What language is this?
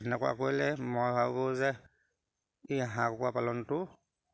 Assamese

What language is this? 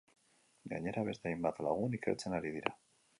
Basque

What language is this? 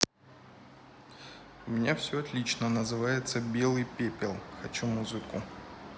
Russian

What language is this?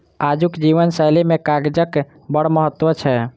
Maithili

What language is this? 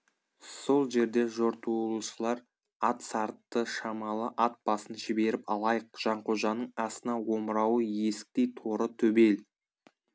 Kazakh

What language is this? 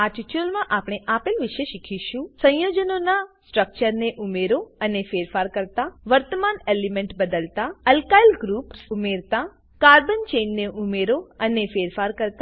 Gujarati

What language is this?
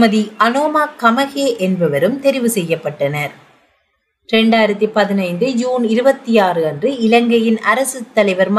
Tamil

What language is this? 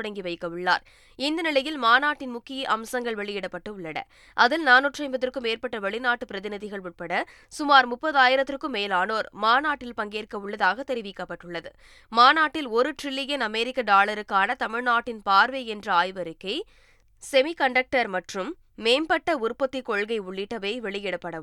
Tamil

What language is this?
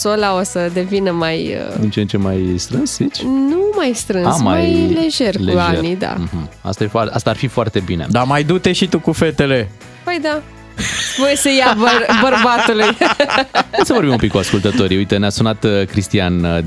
Romanian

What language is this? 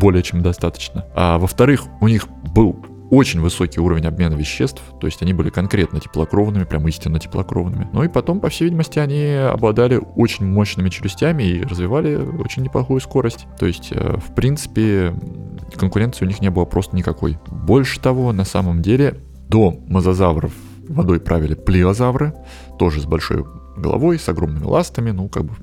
Russian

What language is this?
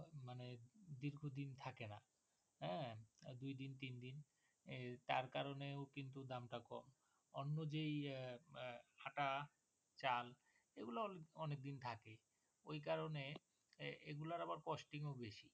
Bangla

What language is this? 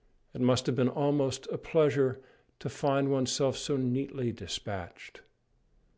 English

